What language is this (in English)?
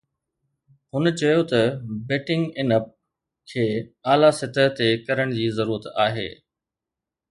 Sindhi